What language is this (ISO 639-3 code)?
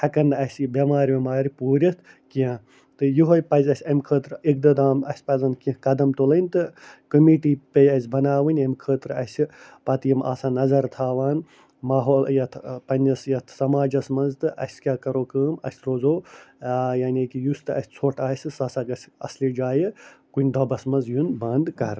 kas